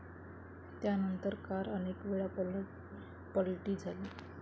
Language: Marathi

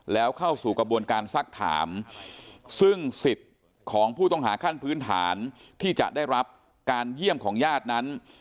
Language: Thai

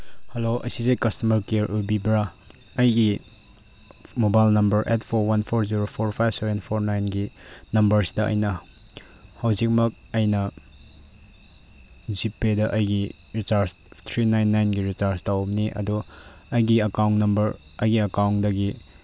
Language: Manipuri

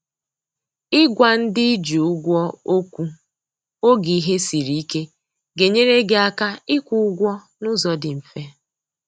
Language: Igbo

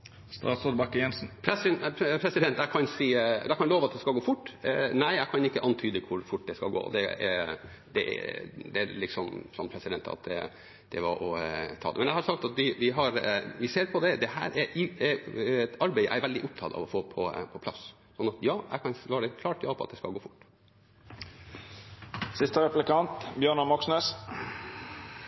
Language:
Norwegian Nynorsk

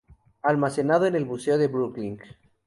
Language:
Spanish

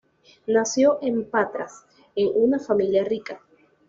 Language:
Spanish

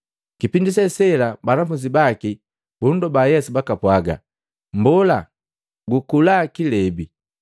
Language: Matengo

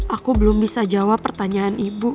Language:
Indonesian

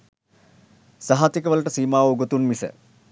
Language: Sinhala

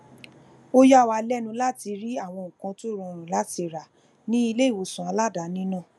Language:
Yoruba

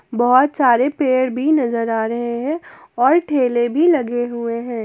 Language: Hindi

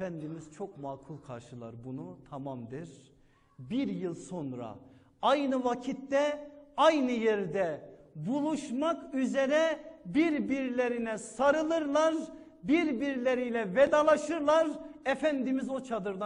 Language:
Turkish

